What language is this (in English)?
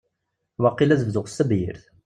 Kabyle